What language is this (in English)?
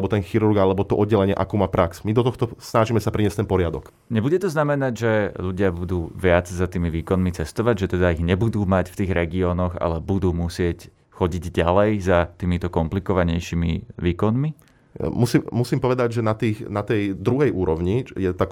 Slovak